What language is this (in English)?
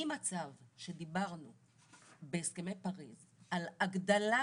Hebrew